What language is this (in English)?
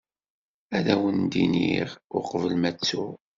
Kabyle